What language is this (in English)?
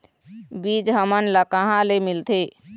Chhattisgarhi